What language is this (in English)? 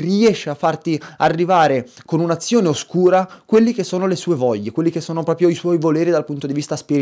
Italian